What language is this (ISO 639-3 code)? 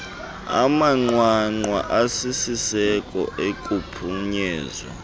xho